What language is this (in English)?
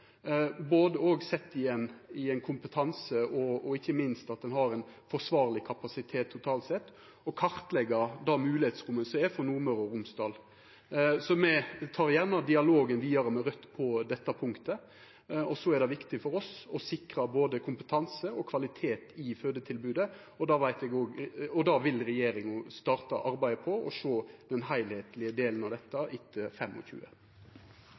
Norwegian Nynorsk